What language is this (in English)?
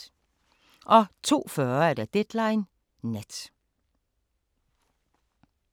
Danish